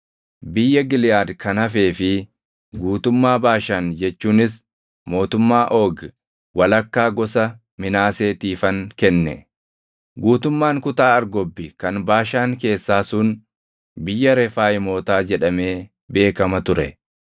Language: Oromo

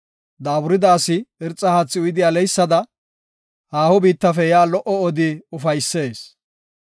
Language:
Gofa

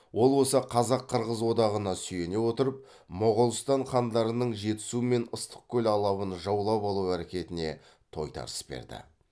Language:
Kazakh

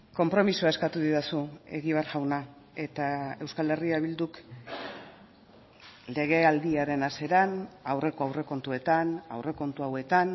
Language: Basque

